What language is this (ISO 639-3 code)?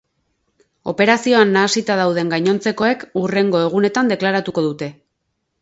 eus